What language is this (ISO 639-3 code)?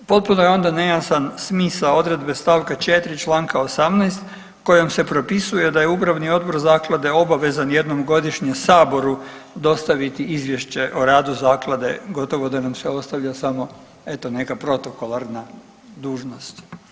hrv